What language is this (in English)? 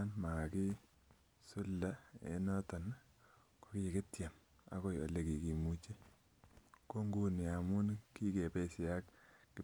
Kalenjin